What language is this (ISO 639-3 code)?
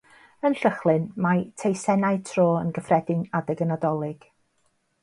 cym